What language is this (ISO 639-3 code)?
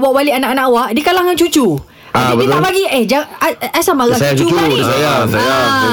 msa